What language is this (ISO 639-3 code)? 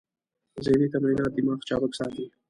pus